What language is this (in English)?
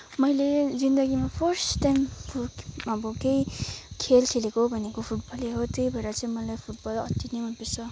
Nepali